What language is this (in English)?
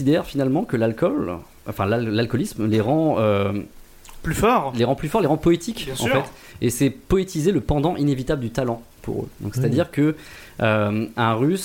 French